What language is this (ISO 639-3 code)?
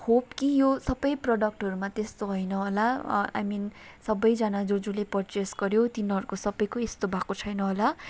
nep